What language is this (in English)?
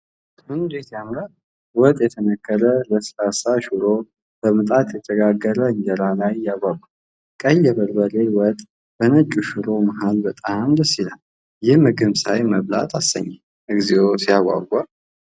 Amharic